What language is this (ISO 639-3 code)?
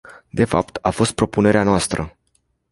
ron